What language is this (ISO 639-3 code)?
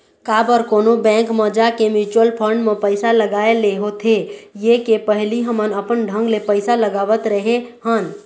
hne